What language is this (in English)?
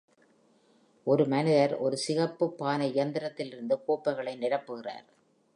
Tamil